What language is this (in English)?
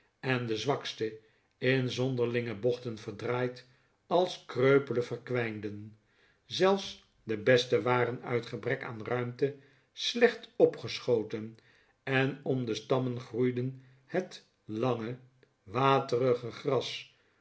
Dutch